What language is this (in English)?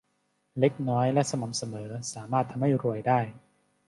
Thai